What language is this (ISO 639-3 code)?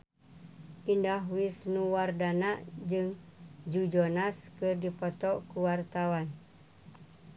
sun